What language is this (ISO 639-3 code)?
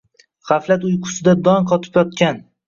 uzb